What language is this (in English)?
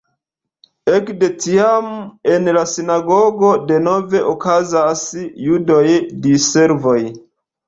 Esperanto